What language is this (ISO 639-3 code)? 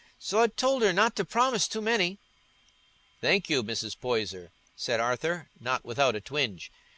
eng